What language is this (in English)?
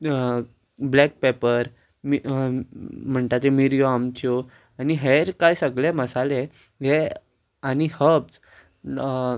Konkani